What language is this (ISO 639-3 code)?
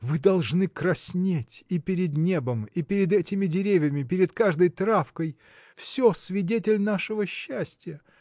rus